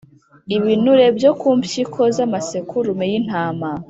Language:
Kinyarwanda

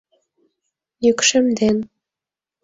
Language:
Mari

